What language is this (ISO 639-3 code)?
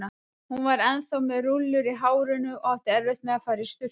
isl